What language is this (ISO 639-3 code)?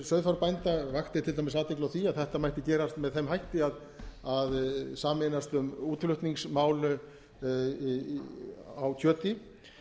isl